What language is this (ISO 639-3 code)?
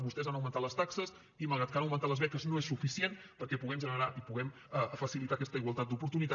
cat